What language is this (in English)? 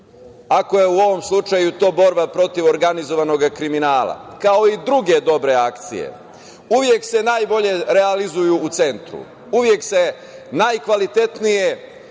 Serbian